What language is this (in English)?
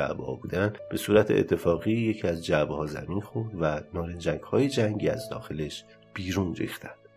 Persian